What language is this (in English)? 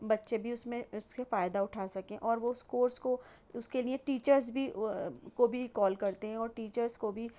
Urdu